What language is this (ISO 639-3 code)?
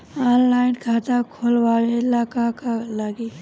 bho